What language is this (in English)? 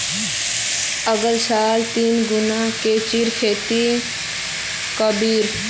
Magahi